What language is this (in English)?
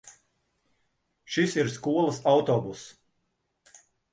Latvian